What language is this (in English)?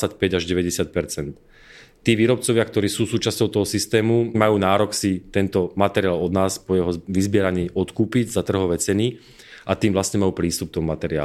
Czech